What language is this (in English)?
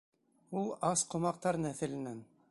Bashkir